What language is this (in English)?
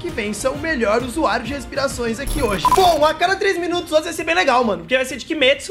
Portuguese